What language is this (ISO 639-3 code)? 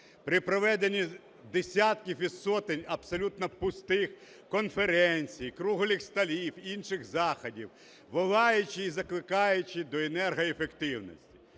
ukr